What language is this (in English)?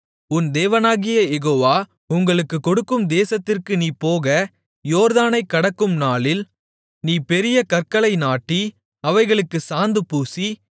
Tamil